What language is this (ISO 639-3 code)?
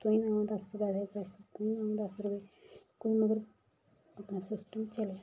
doi